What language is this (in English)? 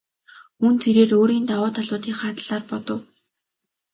Mongolian